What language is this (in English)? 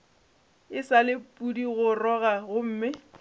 Northern Sotho